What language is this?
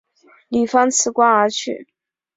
Chinese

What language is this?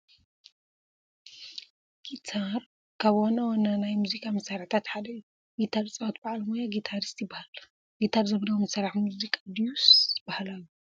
Tigrinya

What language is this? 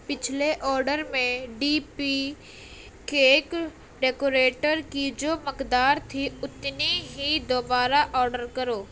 Urdu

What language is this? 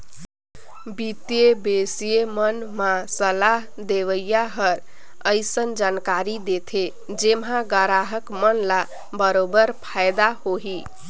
Chhattisgarhi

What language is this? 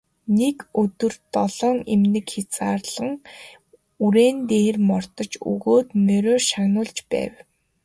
Mongolian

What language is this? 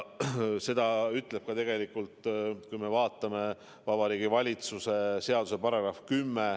Estonian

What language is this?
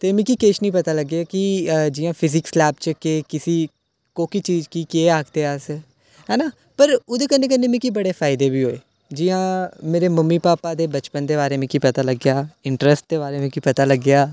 Dogri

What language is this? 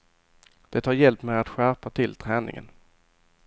Swedish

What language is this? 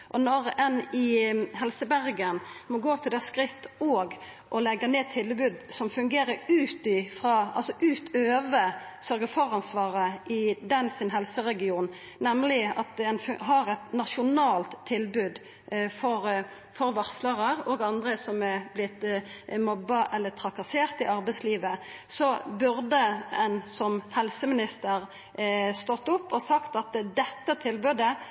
Norwegian Nynorsk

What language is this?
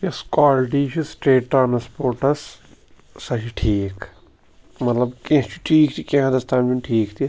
Kashmiri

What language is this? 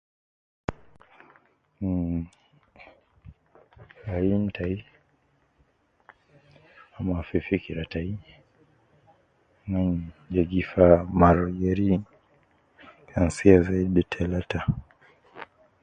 Nubi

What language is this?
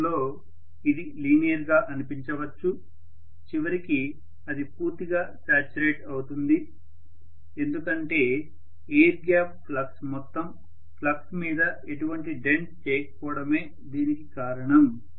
Telugu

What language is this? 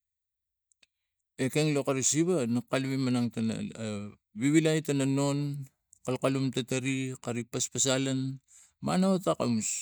Tigak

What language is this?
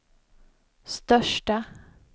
Swedish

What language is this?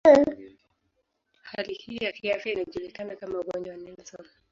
Swahili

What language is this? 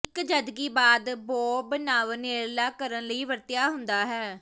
Punjabi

